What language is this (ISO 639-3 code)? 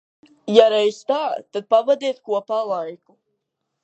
lav